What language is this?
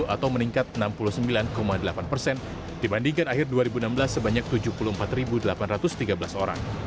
Indonesian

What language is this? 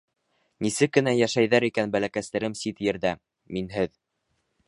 Bashkir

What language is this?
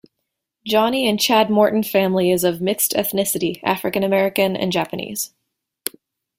English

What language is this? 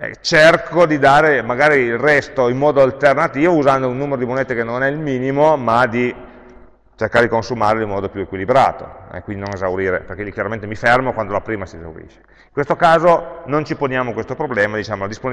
Italian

